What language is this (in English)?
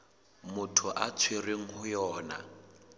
Southern Sotho